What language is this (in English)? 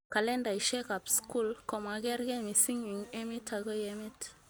Kalenjin